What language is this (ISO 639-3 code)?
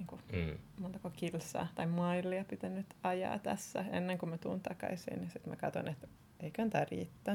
fin